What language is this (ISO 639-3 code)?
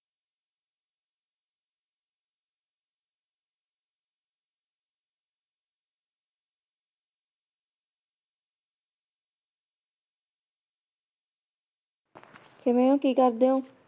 pan